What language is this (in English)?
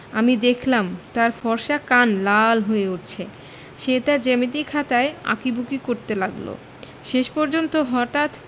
Bangla